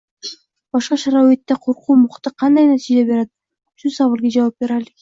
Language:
Uzbek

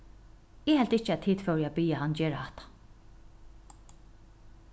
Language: Faroese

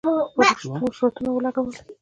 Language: Pashto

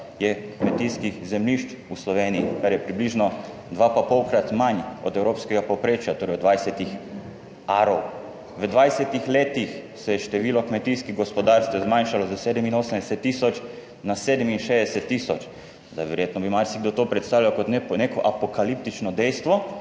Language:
Slovenian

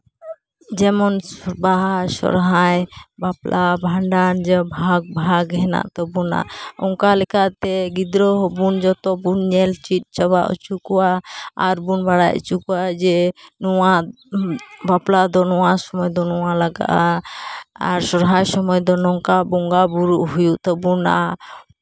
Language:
Santali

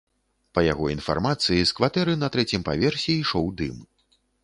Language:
Belarusian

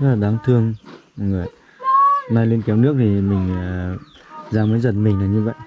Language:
Vietnamese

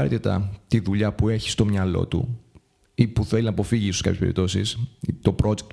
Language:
Greek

